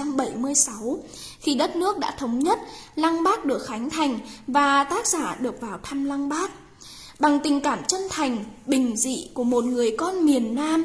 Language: Vietnamese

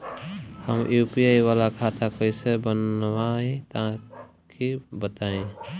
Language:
Bhojpuri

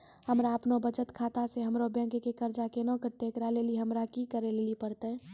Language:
Maithili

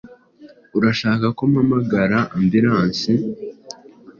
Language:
Kinyarwanda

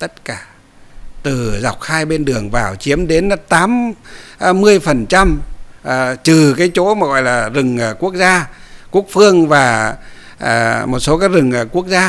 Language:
Vietnamese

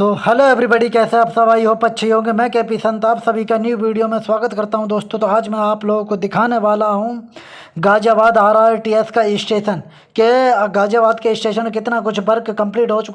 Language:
Hindi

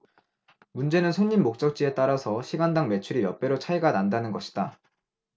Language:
Korean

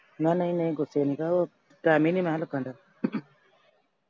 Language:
Punjabi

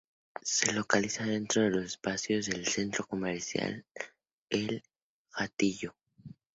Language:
Spanish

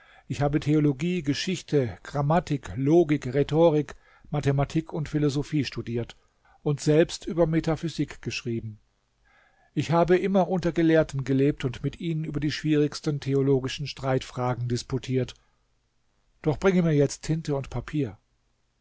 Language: German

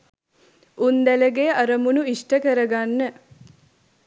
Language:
Sinhala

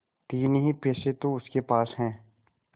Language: Hindi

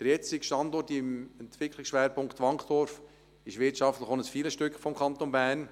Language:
Swiss German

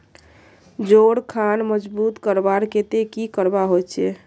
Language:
Magahi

